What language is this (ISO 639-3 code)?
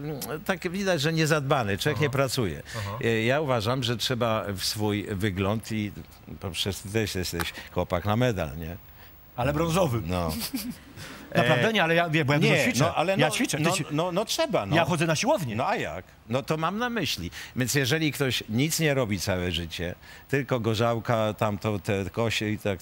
pol